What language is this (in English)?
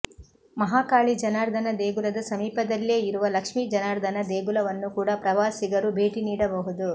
Kannada